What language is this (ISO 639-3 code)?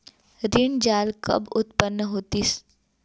hne